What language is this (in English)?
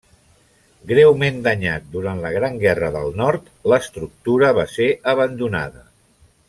Catalan